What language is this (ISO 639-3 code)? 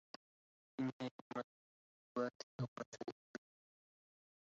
ara